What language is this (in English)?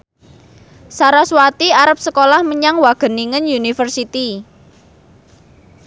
Javanese